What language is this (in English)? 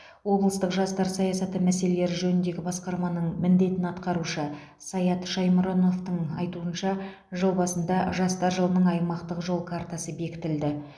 Kazakh